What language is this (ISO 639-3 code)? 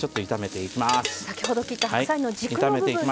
jpn